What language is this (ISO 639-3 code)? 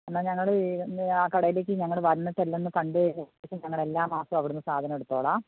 mal